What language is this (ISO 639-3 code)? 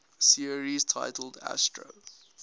eng